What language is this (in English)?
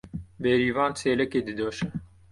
Kurdish